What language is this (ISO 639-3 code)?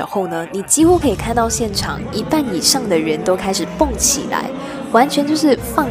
zho